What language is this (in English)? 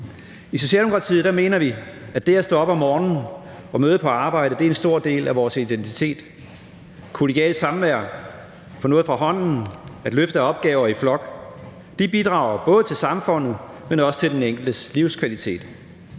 Danish